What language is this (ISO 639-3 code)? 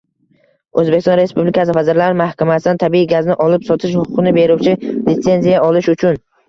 uzb